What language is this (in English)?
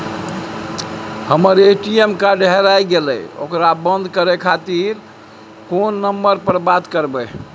Maithili